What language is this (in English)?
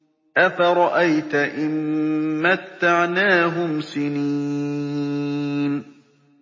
Arabic